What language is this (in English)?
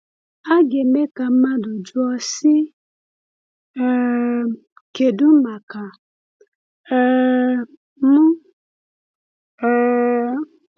Igbo